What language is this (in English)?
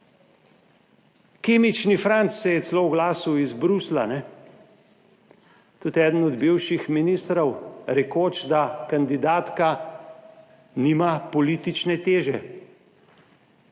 Slovenian